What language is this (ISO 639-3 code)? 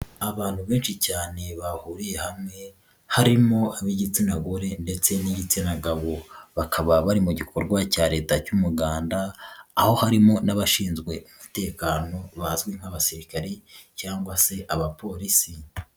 kin